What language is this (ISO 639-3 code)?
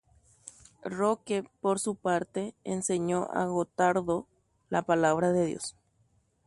grn